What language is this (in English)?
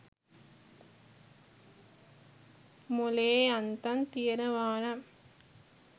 Sinhala